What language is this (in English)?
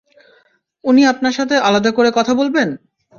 Bangla